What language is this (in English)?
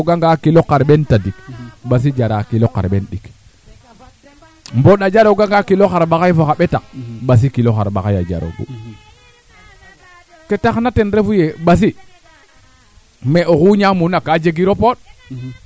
Serer